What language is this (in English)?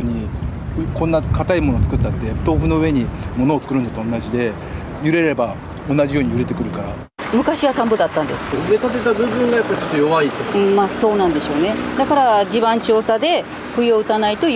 Japanese